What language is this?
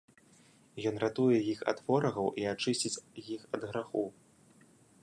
Belarusian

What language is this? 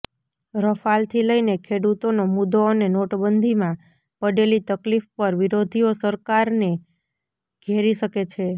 Gujarati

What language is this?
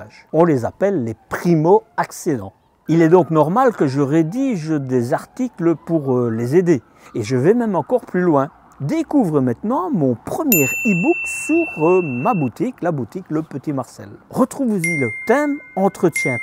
French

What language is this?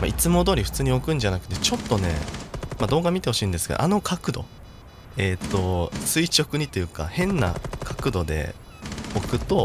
Japanese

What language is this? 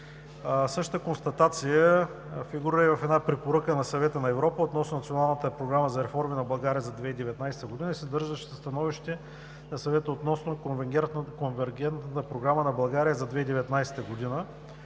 Bulgarian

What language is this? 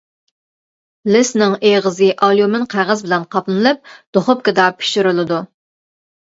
Uyghur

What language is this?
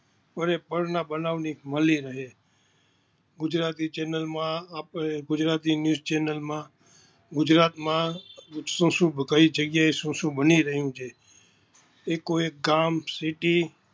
Gujarati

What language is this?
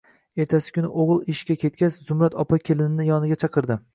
Uzbek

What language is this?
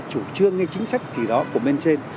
Vietnamese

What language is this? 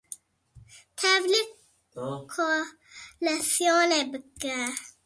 Kurdish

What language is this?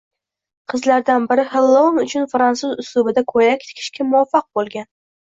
Uzbek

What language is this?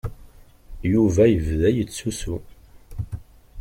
Kabyle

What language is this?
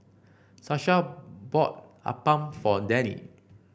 English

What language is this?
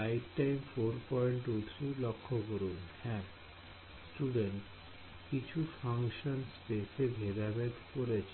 Bangla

